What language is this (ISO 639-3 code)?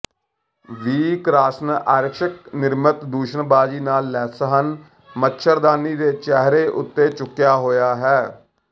pan